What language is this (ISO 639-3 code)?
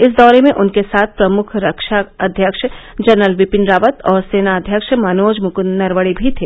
hin